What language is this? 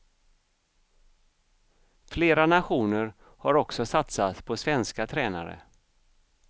Swedish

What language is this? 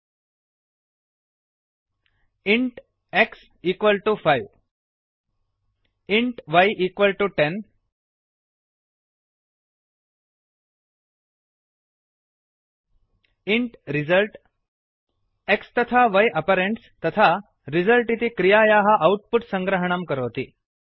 Sanskrit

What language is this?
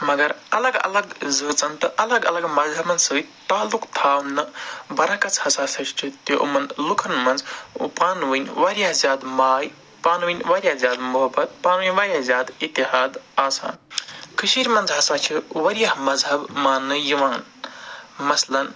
Kashmiri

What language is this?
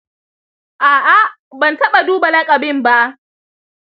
Hausa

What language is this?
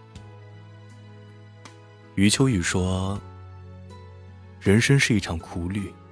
Chinese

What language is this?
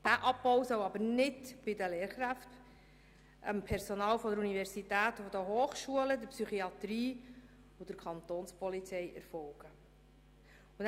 Swiss German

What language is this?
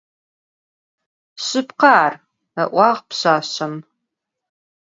Adyghe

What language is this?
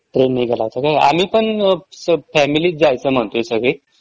Marathi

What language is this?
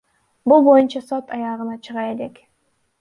Kyrgyz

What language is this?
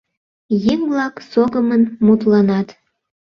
Mari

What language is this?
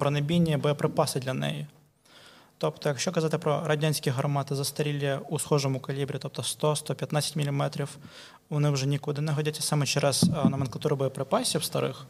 Ukrainian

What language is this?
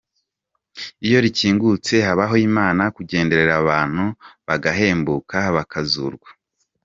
Kinyarwanda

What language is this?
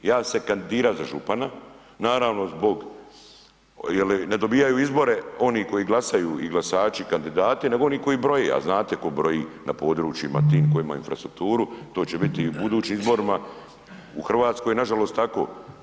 Croatian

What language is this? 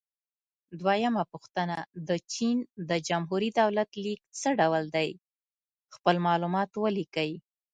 Pashto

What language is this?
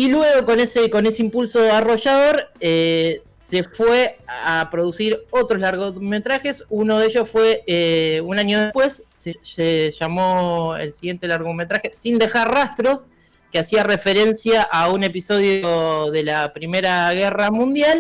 Spanish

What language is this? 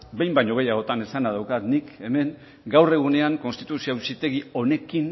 Basque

